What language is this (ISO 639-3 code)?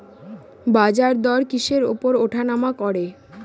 ben